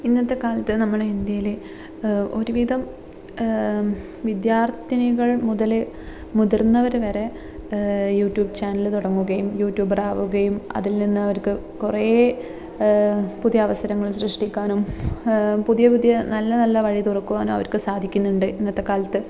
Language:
Malayalam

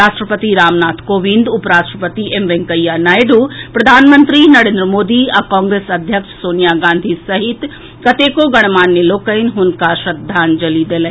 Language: Maithili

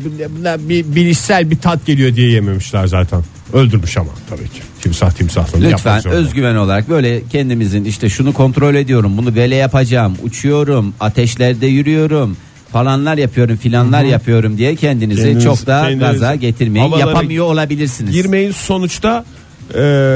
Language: Turkish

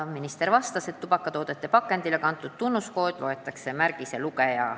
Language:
Estonian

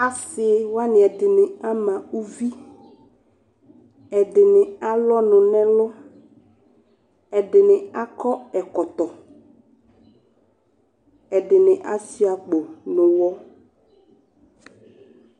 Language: Ikposo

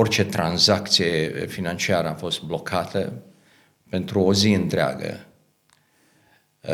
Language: Romanian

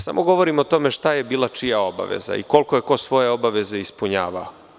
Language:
Serbian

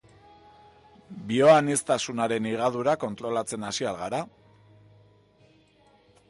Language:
Basque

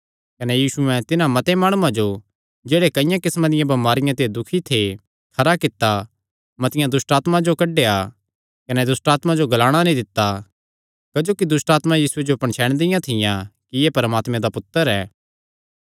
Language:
Kangri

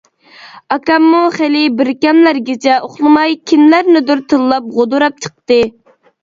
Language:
Uyghur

